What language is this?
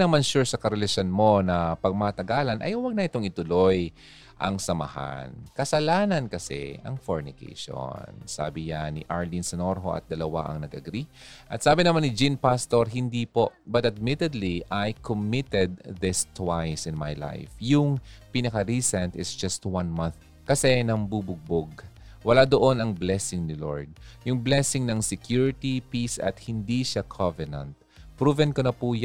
Filipino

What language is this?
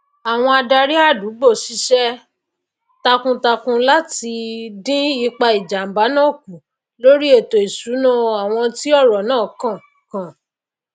Yoruba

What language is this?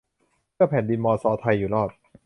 Thai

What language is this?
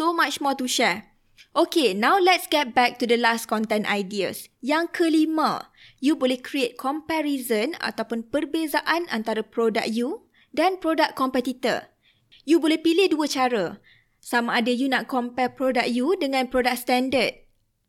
Malay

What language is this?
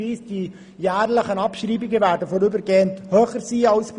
Swiss German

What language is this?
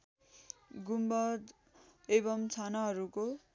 Nepali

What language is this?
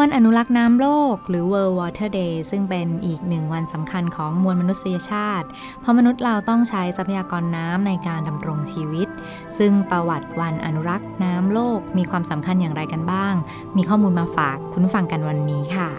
Thai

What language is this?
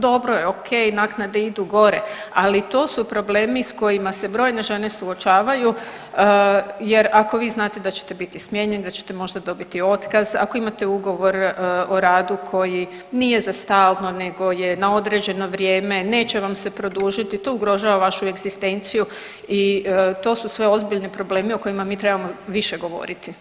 Croatian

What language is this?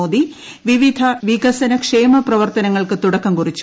Malayalam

